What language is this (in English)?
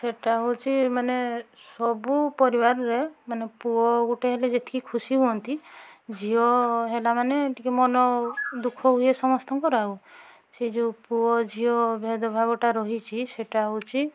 Odia